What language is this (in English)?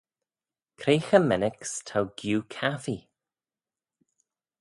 Manx